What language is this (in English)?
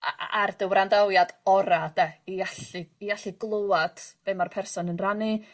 Welsh